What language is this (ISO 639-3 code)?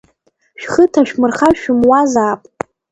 abk